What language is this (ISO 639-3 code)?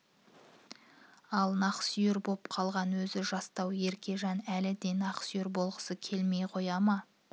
kaz